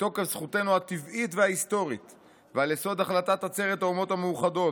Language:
Hebrew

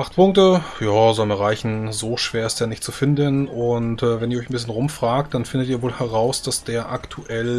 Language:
German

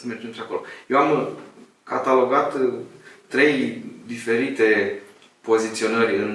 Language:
Romanian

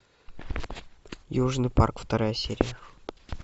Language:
Russian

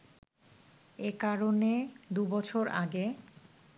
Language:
Bangla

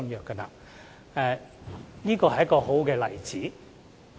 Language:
Cantonese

